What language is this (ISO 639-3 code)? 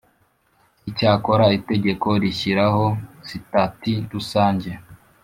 kin